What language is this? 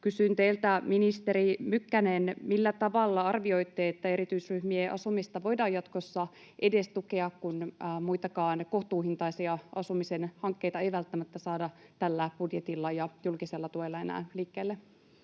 Finnish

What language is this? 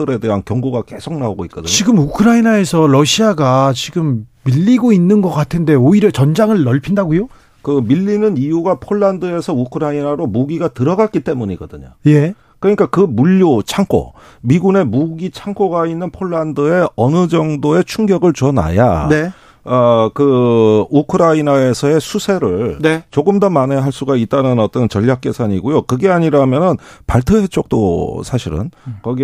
Korean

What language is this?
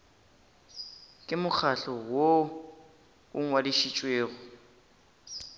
Northern Sotho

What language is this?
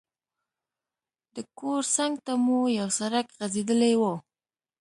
Pashto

